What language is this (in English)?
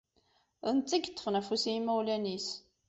Kabyle